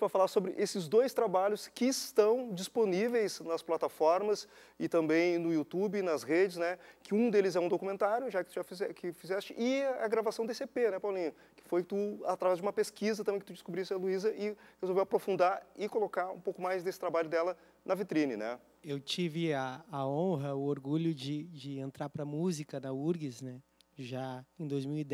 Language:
Portuguese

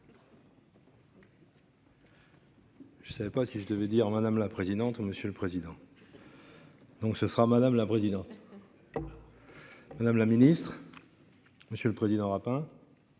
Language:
French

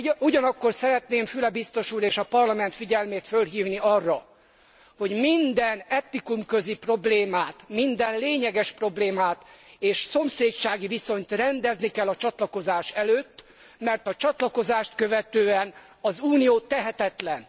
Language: Hungarian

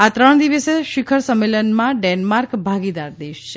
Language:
Gujarati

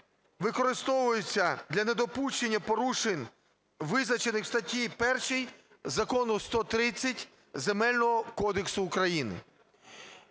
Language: Ukrainian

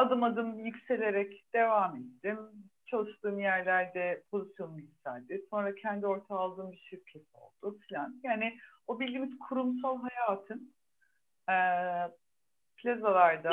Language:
Turkish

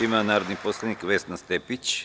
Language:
Serbian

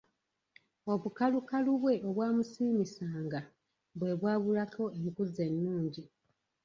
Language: Ganda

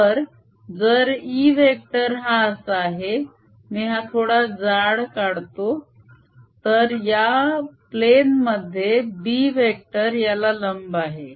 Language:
Marathi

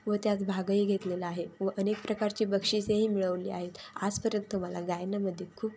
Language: Marathi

